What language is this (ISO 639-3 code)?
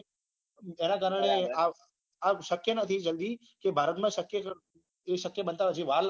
guj